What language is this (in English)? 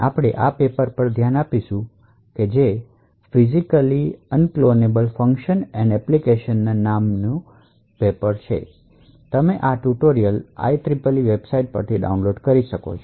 Gujarati